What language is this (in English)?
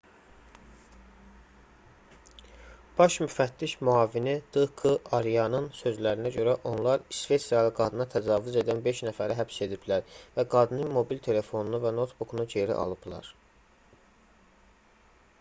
Azerbaijani